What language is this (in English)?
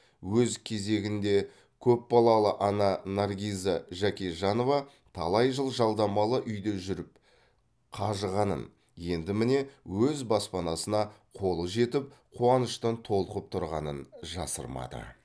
Kazakh